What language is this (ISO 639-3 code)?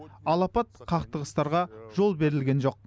kaz